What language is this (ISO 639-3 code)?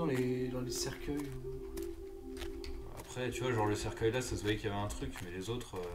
fra